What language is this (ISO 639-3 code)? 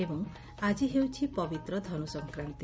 ori